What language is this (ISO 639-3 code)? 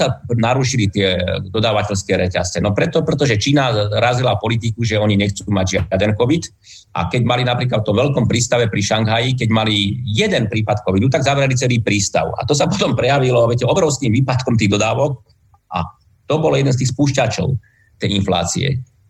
slk